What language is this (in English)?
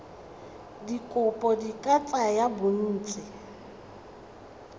Tswana